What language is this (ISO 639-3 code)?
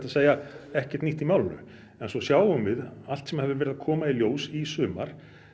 isl